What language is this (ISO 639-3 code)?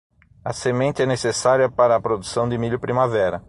por